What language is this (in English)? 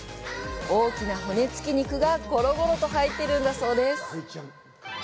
Japanese